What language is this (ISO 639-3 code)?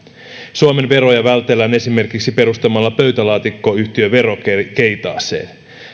fin